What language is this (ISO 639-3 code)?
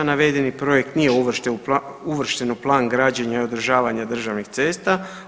hrv